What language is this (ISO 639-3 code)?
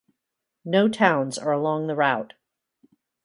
eng